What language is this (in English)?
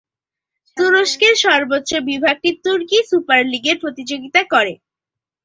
Bangla